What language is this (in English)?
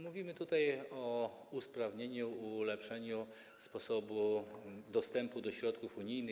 Polish